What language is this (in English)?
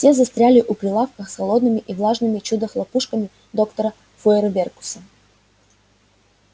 Russian